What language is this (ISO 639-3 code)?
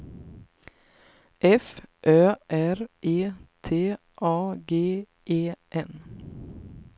swe